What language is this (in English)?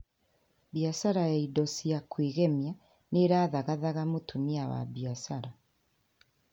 Kikuyu